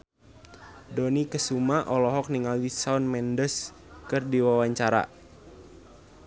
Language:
Sundanese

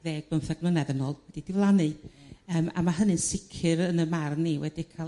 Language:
Welsh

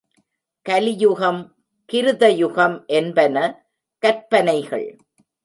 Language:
Tamil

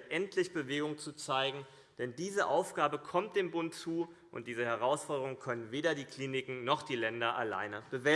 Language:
German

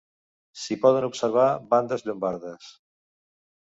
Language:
Catalan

